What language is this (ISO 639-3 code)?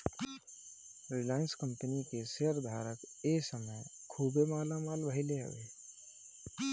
bho